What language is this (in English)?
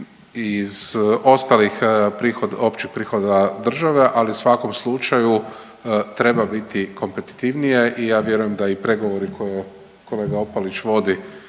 Croatian